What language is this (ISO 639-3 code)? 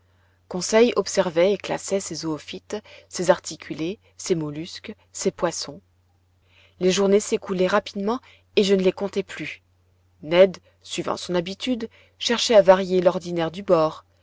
fra